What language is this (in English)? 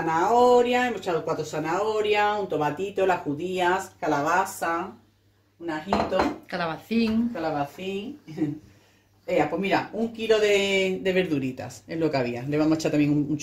Spanish